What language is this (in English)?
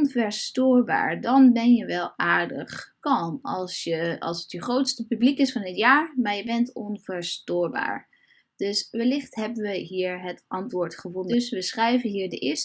Dutch